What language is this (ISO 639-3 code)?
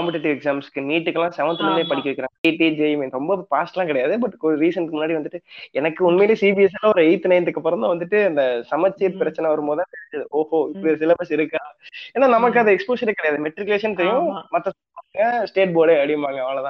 tam